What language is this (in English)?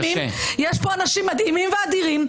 Hebrew